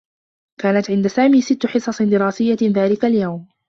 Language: Arabic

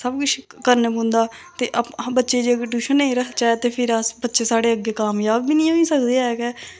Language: Dogri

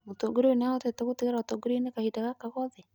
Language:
Kikuyu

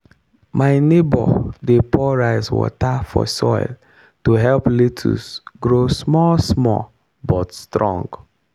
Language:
Nigerian Pidgin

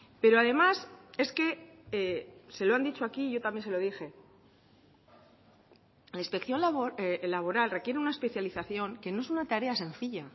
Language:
Spanish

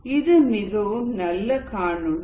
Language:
Tamil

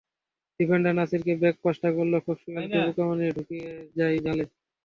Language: Bangla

